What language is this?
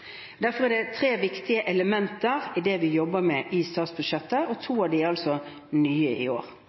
Norwegian Bokmål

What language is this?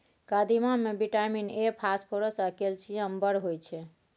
Maithili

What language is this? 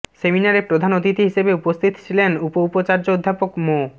Bangla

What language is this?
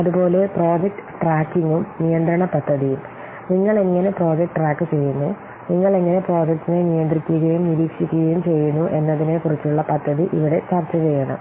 Malayalam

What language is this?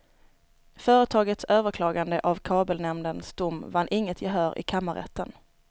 Swedish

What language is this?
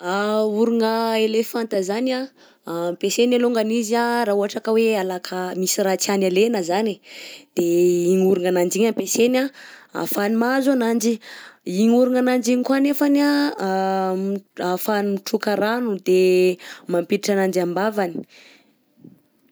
Southern Betsimisaraka Malagasy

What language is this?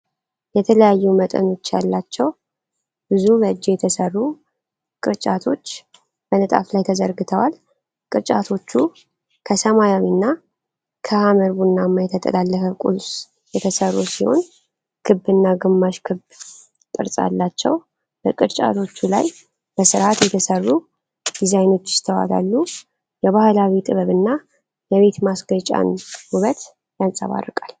Amharic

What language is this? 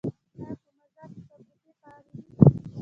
Pashto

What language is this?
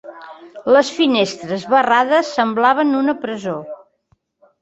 Catalan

